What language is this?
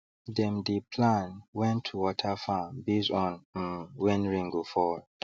Nigerian Pidgin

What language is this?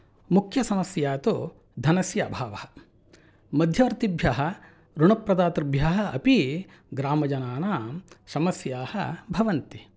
Sanskrit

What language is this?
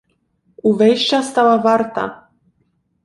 Polish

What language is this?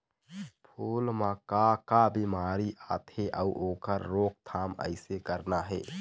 Chhattisgarhi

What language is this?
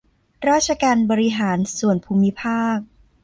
Thai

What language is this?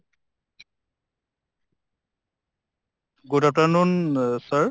Assamese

